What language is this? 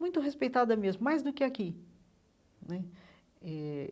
Portuguese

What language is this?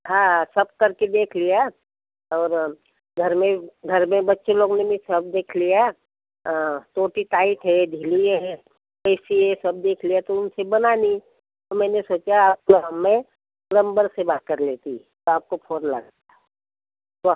Hindi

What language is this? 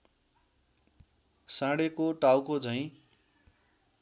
Nepali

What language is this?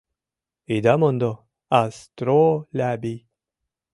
Mari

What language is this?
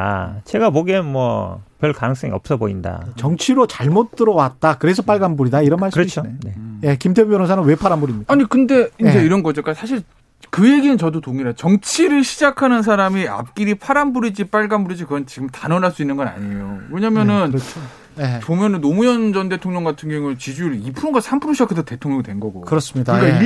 Korean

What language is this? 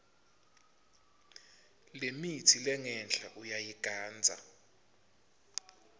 Swati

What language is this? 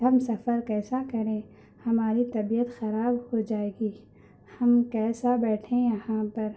Urdu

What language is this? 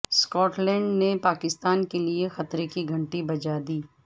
Urdu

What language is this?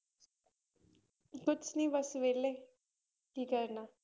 Punjabi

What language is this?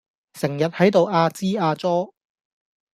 Cantonese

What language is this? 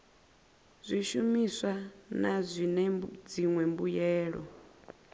Venda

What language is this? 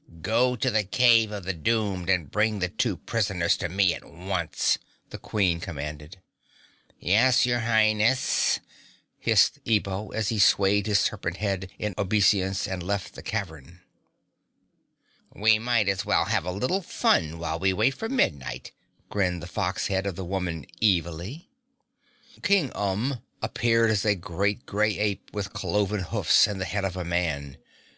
English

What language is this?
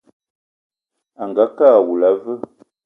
Eton (Cameroon)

